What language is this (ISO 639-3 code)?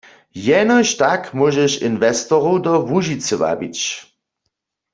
hsb